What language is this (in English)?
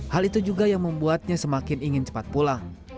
Indonesian